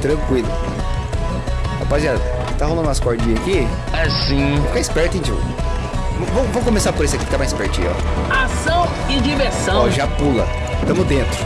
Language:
Portuguese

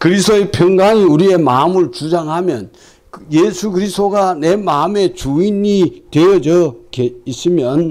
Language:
Korean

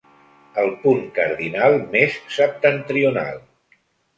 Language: Catalan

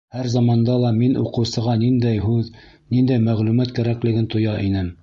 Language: Bashkir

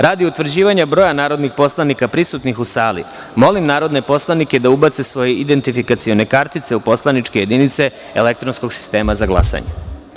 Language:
Serbian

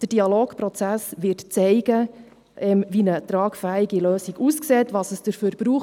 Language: Swiss German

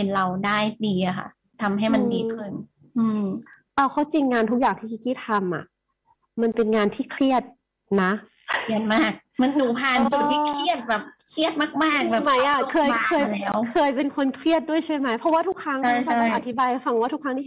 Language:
Thai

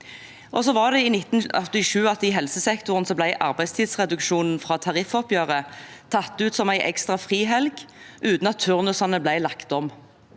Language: Norwegian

